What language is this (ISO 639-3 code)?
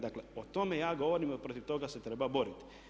hrv